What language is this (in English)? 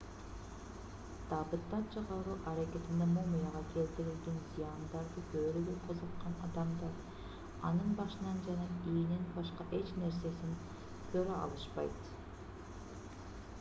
Kyrgyz